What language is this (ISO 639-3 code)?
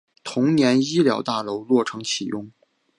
zho